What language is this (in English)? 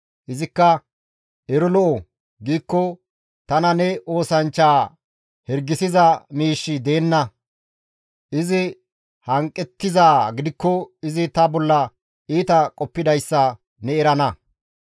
Gamo